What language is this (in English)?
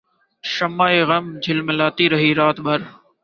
Urdu